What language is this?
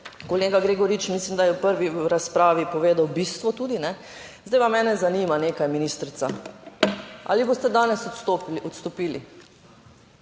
Slovenian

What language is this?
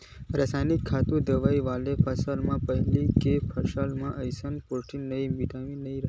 Chhattisgarhi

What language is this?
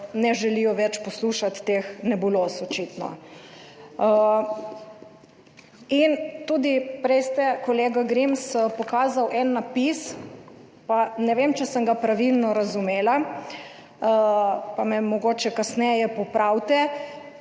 Slovenian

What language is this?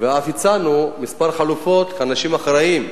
Hebrew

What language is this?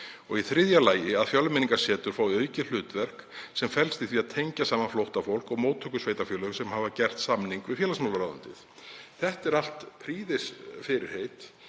Icelandic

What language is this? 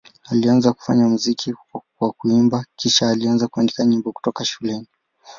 Swahili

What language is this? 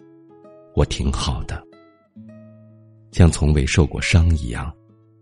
Chinese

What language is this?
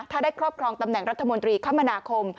Thai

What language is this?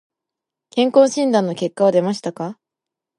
Japanese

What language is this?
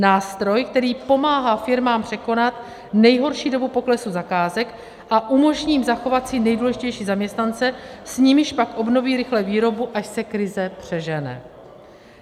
Czech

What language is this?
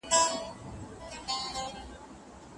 Pashto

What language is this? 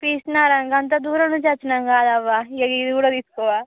Telugu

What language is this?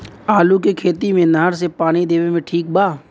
Bhojpuri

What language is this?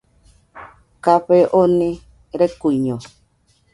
Nüpode Huitoto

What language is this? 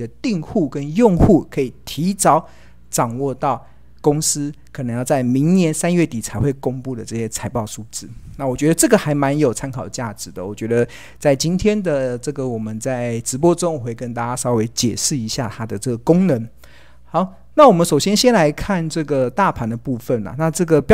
Chinese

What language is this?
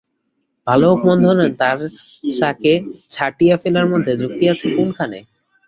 Bangla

